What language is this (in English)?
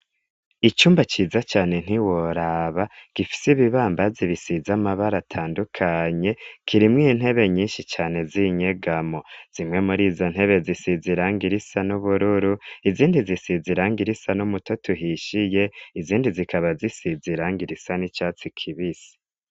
Rundi